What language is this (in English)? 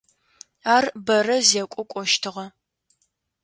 Adyghe